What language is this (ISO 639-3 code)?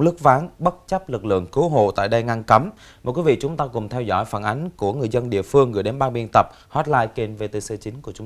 vie